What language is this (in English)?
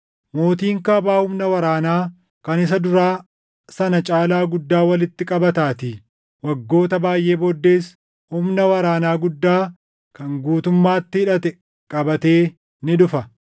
Oromo